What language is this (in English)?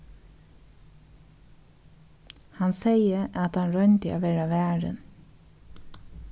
Faroese